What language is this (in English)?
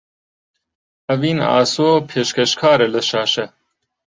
Central Kurdish